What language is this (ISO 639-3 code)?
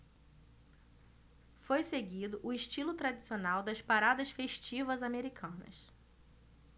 por